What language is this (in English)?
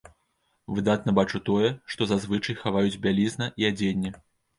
Belarusian